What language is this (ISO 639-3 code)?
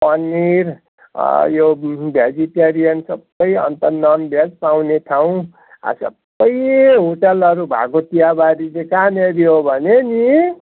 nep